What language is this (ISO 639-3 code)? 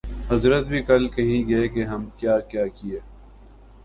urd